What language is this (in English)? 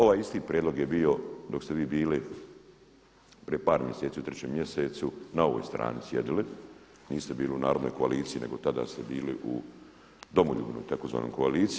Croatian